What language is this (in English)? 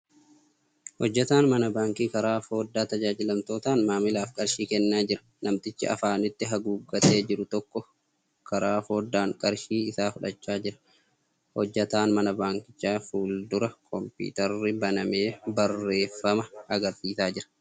Oromo